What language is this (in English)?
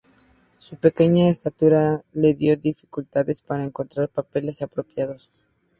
Spanish